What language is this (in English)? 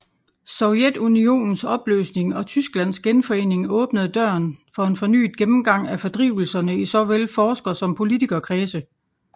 Danish